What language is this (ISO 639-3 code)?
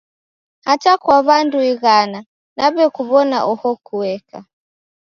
dav